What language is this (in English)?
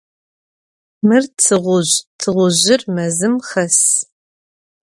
Adyghe